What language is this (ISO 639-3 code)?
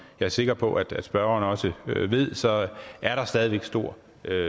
dan